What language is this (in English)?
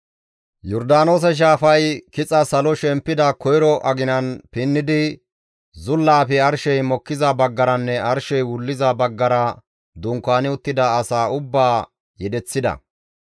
Gamo